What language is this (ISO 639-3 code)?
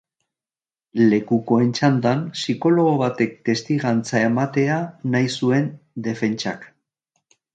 eus